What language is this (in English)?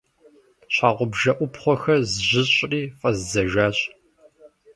Kabardian